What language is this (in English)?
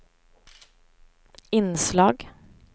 Swedish